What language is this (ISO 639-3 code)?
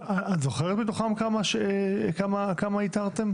heb